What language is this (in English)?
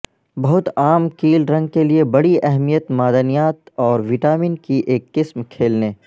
Urdu